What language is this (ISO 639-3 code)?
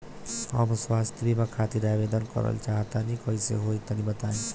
bho